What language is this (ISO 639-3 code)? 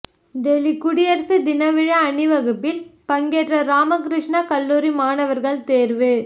tam